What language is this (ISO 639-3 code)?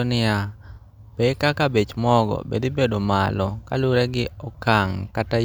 luo